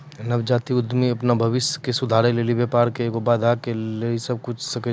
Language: Maithili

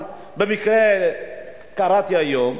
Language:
Hebrew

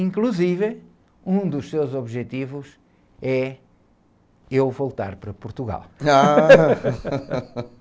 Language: Portuguese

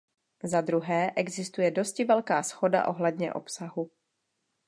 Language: Czech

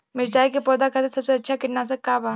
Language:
Bhojpuri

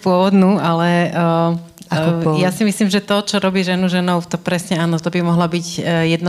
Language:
Slovak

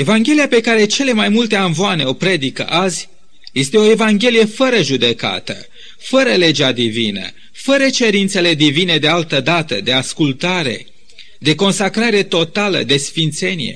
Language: Romanian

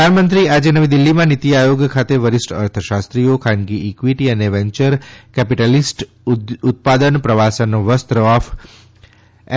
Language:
Gujarati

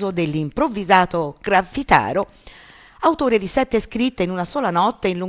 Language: Italian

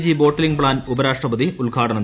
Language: Malayalam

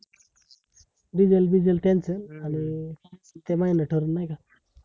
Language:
Marathi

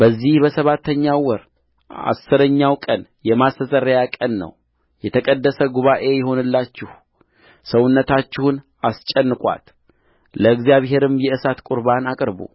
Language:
Amharic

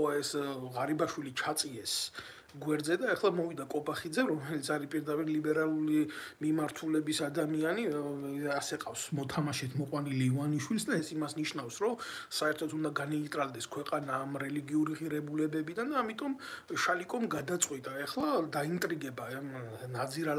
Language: Romanian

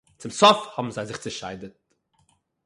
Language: Yiddish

